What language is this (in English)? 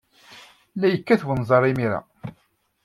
Kabyle